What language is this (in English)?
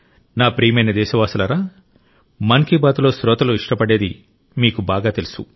Telugu